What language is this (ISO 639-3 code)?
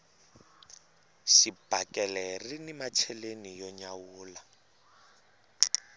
tso